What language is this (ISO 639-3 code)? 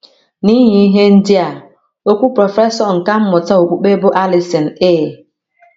ibo